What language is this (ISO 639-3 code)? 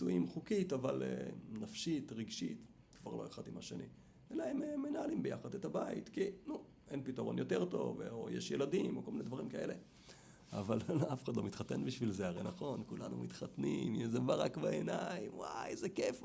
heb